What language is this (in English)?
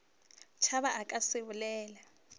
Northern Sotho